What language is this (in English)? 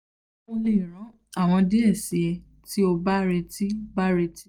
Yoruba